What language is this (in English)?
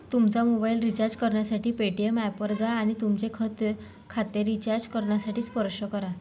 Marathi